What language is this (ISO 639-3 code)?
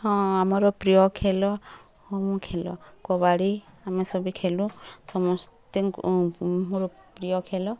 ori